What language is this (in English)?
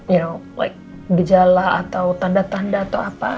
Indonesian